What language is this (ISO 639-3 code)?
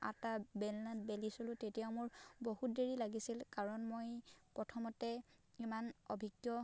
asm